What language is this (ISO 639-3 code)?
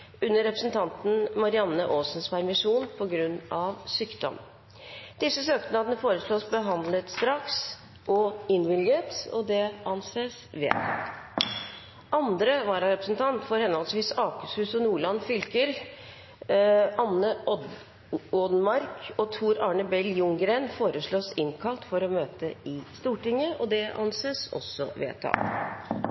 nob